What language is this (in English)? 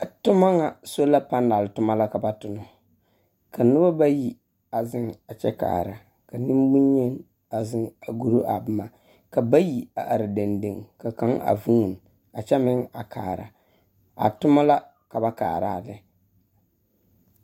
Southern Dagaare